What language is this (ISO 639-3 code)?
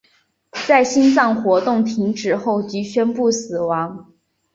zho